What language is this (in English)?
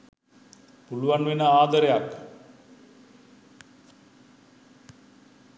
Sinhala